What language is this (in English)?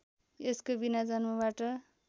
Nepali